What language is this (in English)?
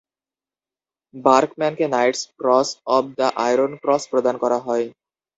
Bangla